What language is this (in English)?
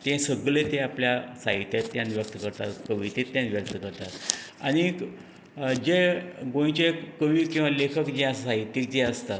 Konkani